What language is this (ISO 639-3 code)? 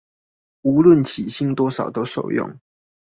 zho